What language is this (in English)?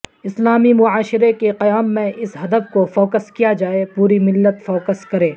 Urdu